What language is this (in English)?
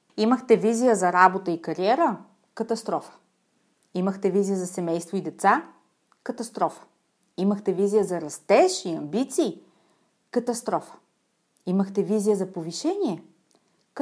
Bulgarian